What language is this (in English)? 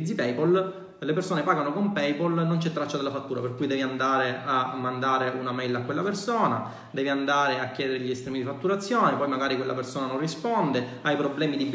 Italian